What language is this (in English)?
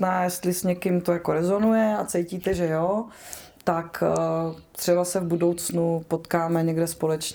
Czech